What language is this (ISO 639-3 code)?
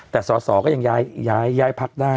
tha